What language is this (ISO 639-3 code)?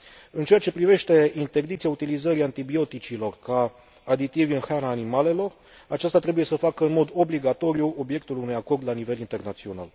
ron